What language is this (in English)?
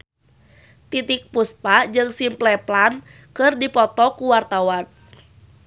Sundanese